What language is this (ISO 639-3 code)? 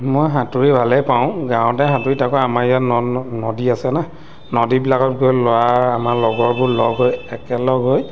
asm